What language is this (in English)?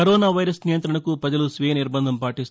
Telugu